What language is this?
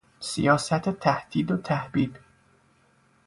Persian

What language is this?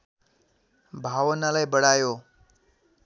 Nepali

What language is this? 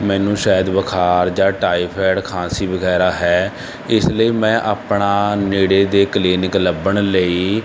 Punjabi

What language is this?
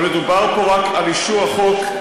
Hebrew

